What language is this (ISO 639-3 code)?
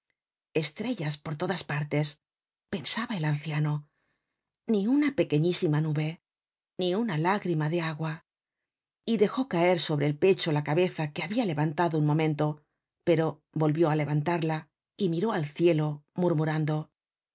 spa